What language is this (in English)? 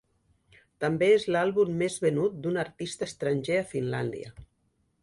Catalan